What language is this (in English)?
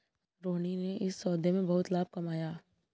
Hindi